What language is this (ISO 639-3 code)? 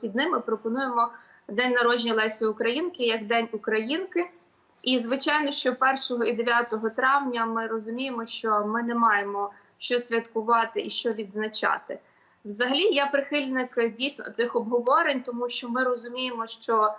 ukr